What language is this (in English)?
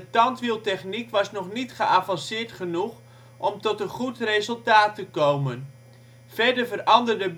Dutch